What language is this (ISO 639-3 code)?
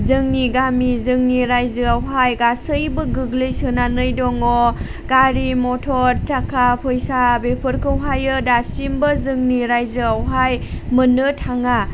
brx